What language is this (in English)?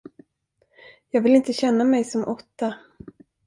Swedish